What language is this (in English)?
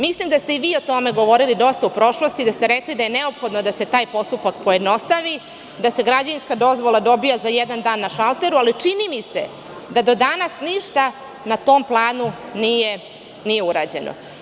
Serbian